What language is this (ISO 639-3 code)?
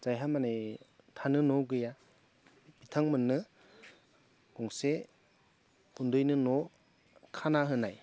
brx